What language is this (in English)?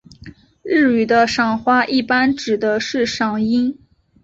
Chinese